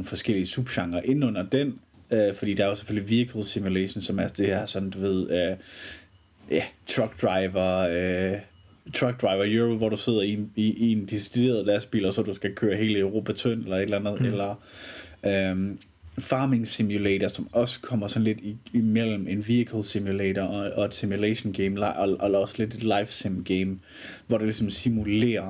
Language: Danish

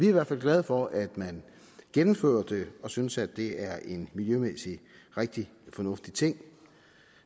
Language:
Danish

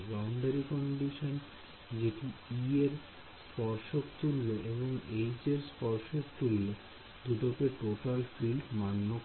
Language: Bangla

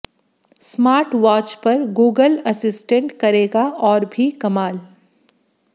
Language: Hindi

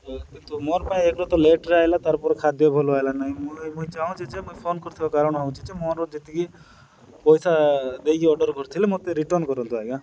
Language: Odia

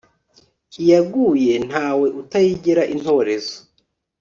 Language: Kinyarwanda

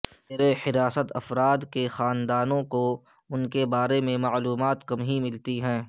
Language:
Urdu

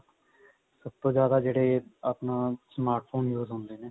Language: Punjabi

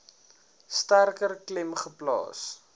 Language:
Afrikaans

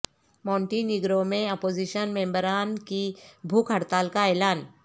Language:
Urdu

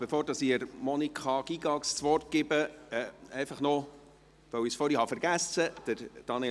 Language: Swiss German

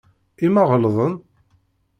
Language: Kabyle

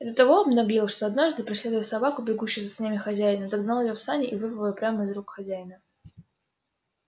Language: Russian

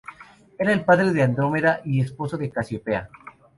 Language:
Spanish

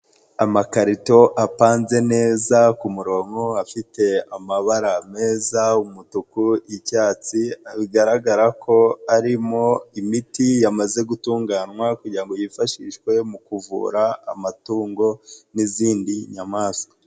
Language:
Kinyarwanda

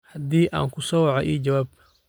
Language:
Somali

